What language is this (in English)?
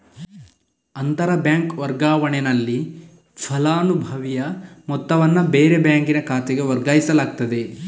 Kannada